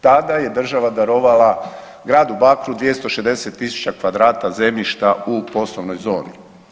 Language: Croatian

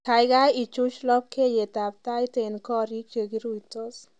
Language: Kalenjin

